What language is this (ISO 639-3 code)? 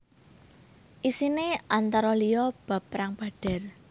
jav